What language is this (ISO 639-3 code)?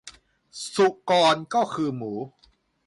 tha